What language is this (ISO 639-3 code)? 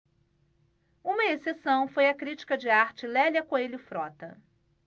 por